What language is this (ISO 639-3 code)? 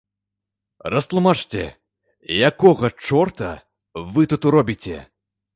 bel